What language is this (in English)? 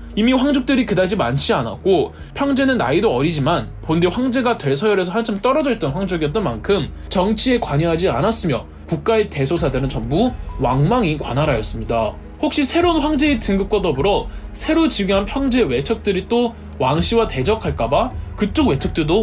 Korean